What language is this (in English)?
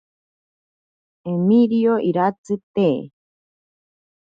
Ashéninka Perené